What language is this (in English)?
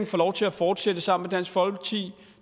Danish